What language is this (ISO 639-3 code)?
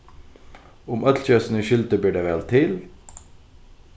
fao